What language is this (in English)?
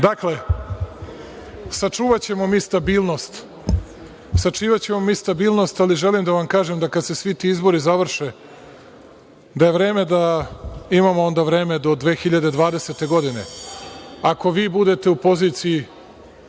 Serbian